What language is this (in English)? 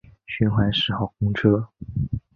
Chinese